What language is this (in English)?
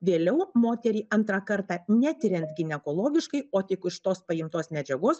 Lithuanian